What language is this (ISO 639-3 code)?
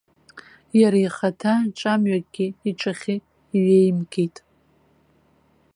abk